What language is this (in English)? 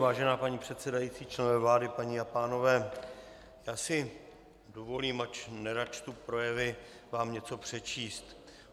Czech